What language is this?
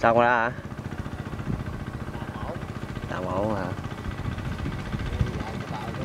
Vietnamese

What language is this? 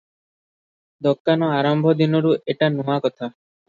Odia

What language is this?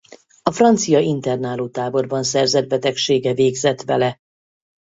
Hungarian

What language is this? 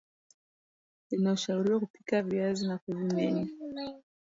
Swahili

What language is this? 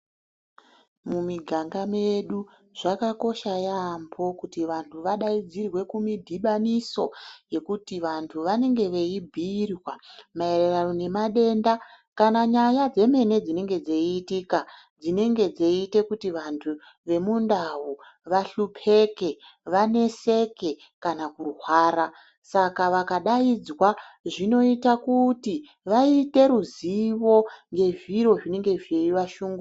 Ndau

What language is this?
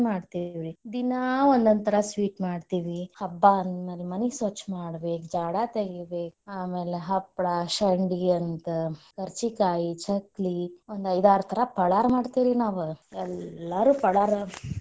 Kannada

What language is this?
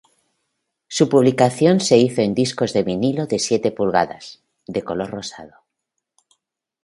Spanish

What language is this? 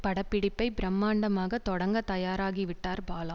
Tamil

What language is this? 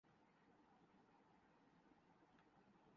Urdu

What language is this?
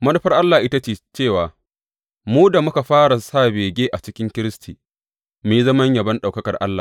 Hausa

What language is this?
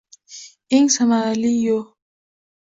Uzbek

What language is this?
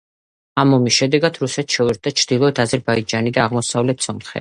Georgian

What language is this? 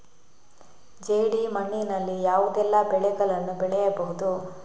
Kannada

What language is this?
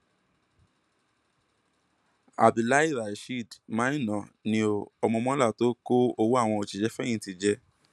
Yoruba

